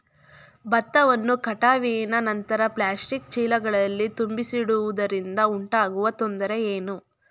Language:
Kannada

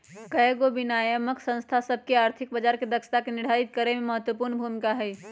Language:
Magahi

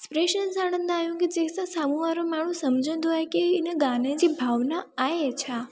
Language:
Sindhi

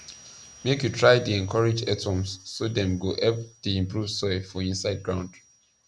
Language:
Nigerian Pidgin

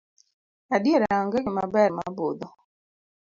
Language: Luo (Kenya and Tanzania)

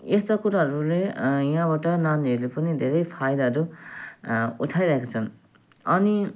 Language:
Nepali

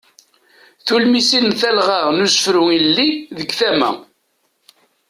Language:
Kabyle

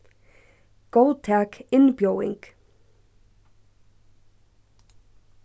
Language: Faroese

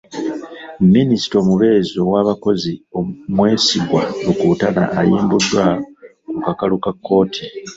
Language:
Ganda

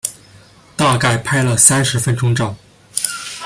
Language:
Chinese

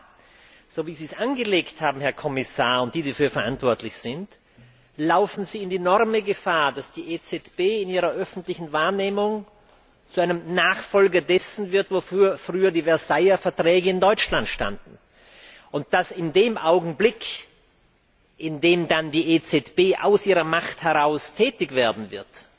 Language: German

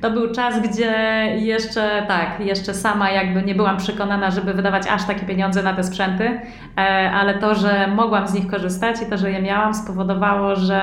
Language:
Polish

